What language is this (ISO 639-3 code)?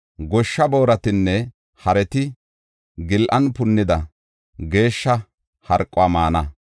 gof